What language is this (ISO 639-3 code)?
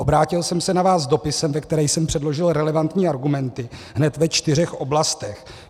ces